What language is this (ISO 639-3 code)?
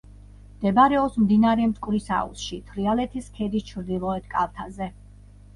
kat